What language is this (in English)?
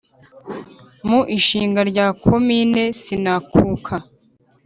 Kinyarwanda